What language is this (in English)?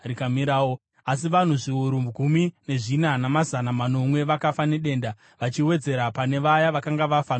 Shona